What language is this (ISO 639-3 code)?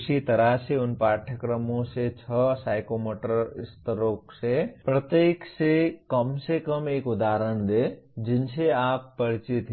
hin